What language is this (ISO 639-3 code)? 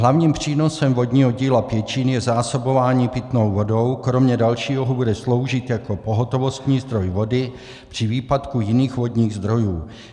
ces